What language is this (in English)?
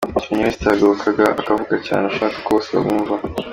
Kinyarwanda